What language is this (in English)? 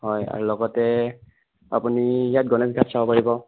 Assamese